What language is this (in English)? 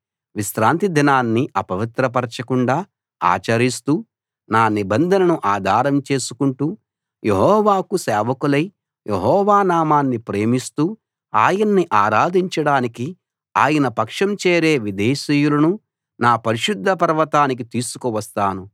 Telugu